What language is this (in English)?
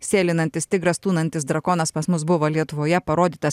Lithuanian